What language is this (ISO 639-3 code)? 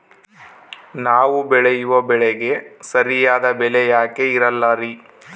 kan